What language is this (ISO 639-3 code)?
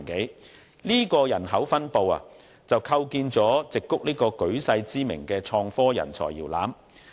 yue